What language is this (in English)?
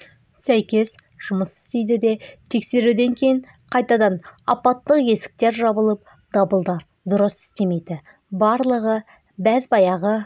Kazakh